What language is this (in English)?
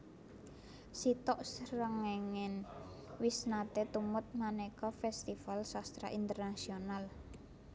Javanese